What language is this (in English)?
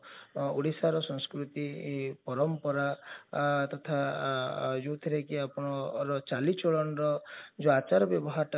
Odia